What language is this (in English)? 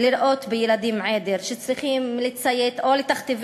Hebrew